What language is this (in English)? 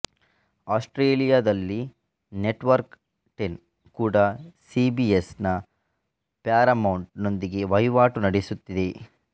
Kannada